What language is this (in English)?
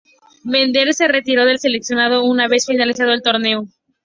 Spanish